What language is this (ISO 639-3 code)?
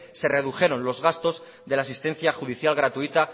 spa